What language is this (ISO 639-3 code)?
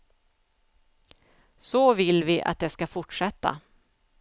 swe